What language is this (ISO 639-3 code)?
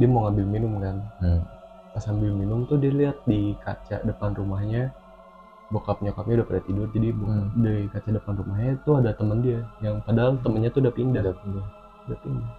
ind